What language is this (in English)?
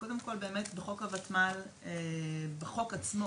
Hebrew